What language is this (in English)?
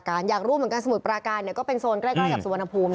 Thai